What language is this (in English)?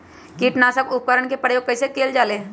Magahi